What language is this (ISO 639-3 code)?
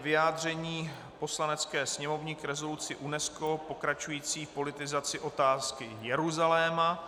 ces